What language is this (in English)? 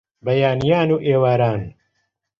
Central Kurdish